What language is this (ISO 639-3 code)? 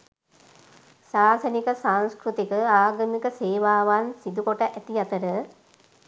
sin